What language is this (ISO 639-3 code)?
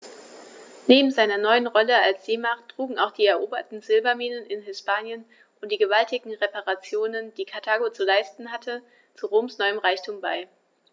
deu